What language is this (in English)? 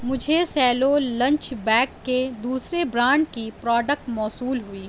Urdu